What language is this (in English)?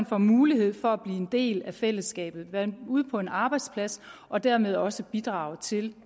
Danish